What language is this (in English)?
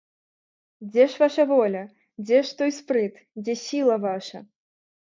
Belarusian